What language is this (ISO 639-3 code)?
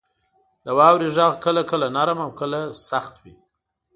pus